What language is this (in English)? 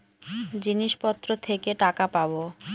Bangla